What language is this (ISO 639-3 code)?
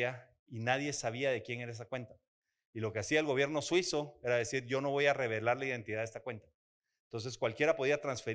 spa